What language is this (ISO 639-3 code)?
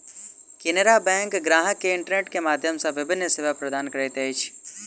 mai